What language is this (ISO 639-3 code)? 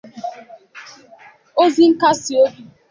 ibo